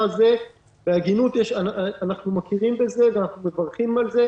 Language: Hebrew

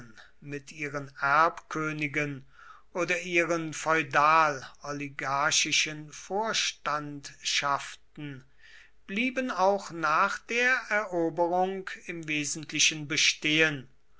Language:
German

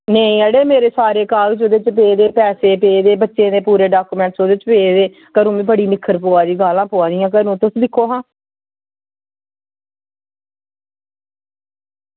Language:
Dogri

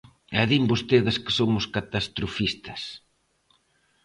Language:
Galician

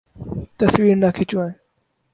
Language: Urdu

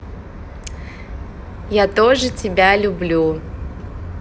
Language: Russian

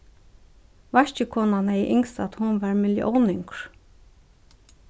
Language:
Faroese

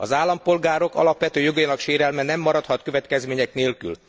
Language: Hungarian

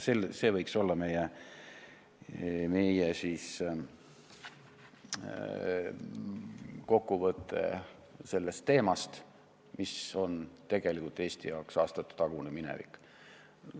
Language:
Estonian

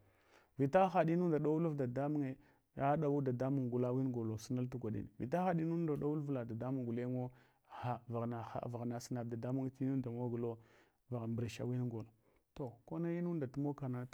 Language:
Hwana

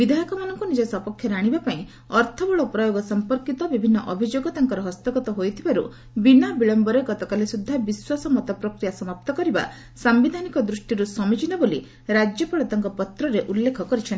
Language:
Odia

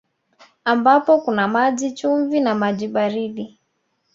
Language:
Swahili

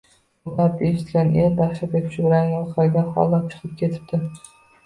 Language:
Uzbek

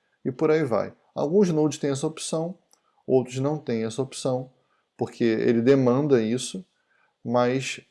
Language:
Portuguese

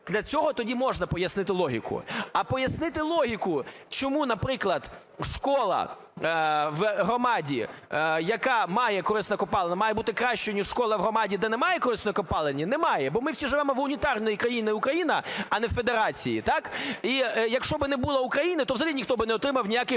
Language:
Ukrainian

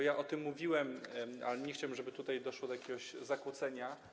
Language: Polish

